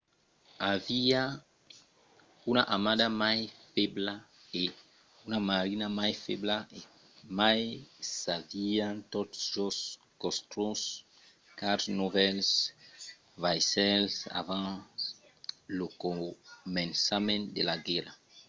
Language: Occitan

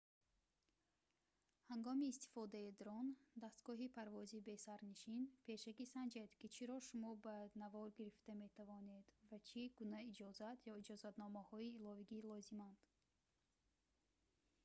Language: Tajik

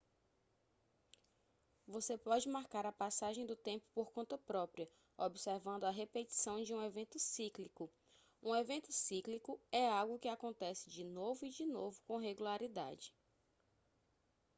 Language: Portuguese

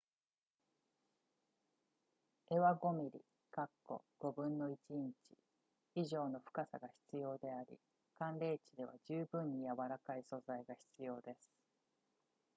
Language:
Japanese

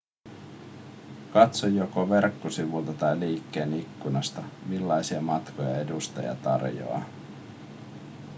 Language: Finnish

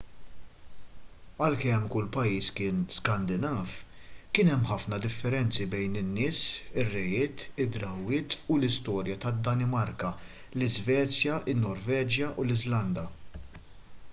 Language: Maltese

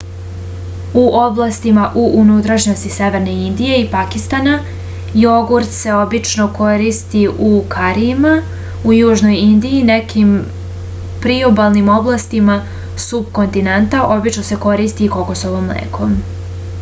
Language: Serbian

